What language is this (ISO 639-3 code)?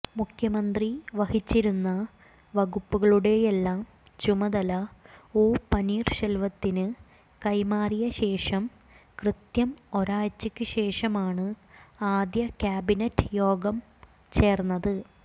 mal